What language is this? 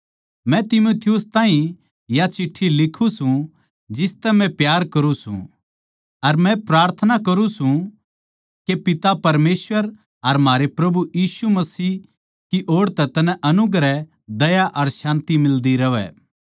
Haryanvi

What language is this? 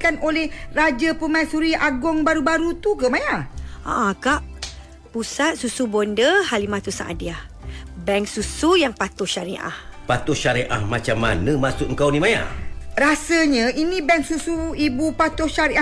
Malay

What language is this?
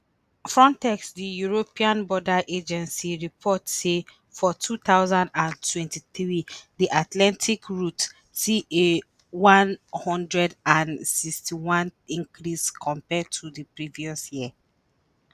Nigerian Pidgin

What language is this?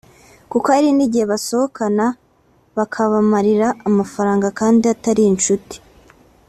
Kinyarwanda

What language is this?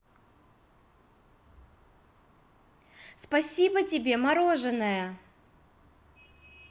Russian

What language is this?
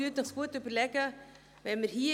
Swiss German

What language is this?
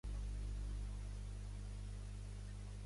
Catalan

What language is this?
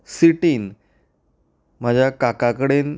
Konkani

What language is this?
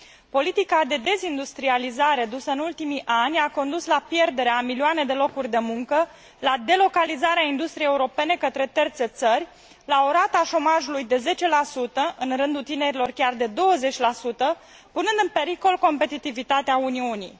Romanian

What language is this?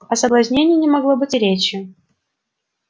Russian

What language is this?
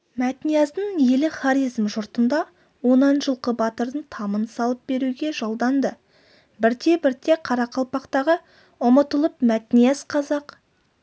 Kazakh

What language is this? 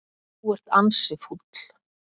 Icelandic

